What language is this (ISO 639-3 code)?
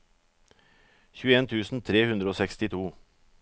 nor